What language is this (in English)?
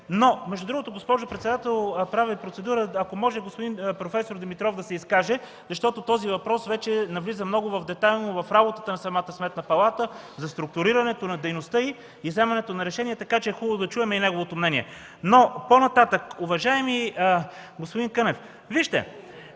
Bulgarian